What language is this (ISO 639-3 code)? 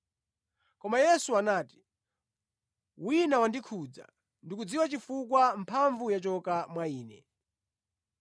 nya